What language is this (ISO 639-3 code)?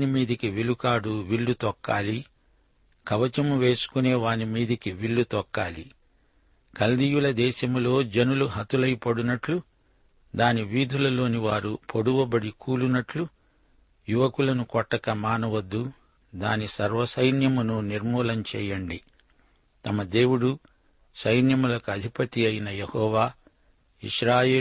tel